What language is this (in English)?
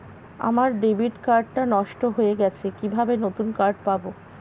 Bangla